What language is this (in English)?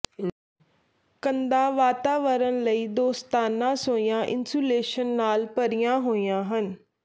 Punjabi